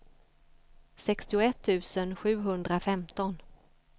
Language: Swedish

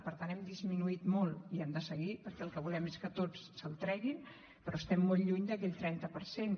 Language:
Catalan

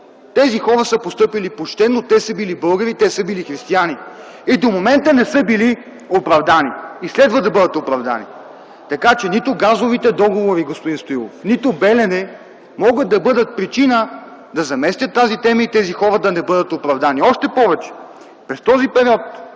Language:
Bulgarian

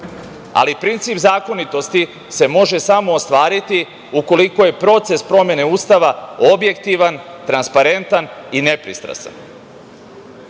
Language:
Serbian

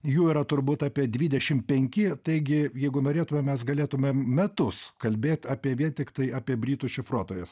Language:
Lithuanian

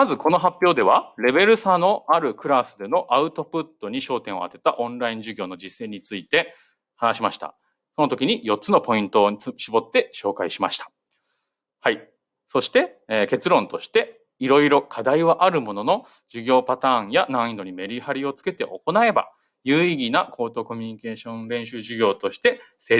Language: Japanese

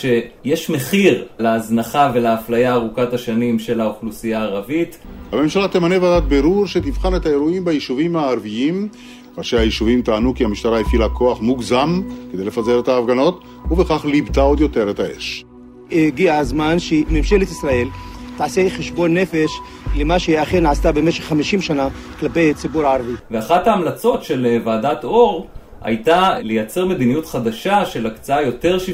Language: Hebrew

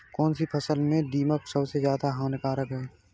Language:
Hindi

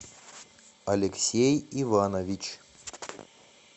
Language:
Russian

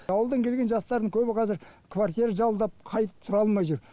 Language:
Kazakh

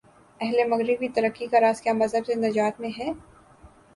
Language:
Urdu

